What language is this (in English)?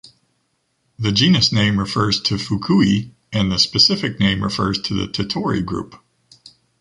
English